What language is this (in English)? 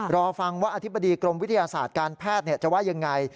Thai